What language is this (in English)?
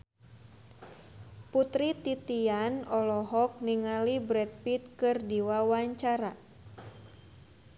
Sundanese